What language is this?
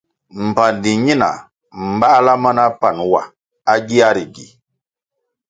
Kwasio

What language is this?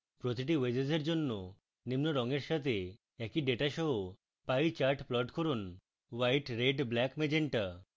Bangla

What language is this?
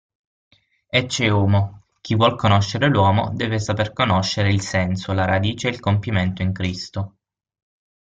Italian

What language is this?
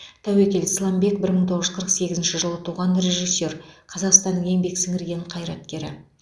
Kazakh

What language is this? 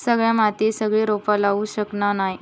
Marathi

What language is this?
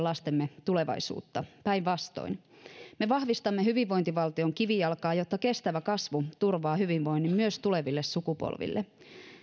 Finnish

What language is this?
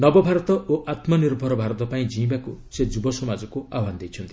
Odia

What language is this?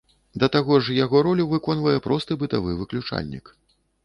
Belarusian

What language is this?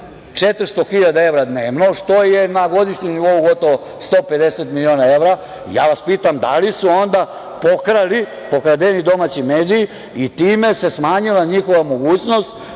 Serbian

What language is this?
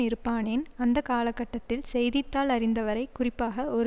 Tamil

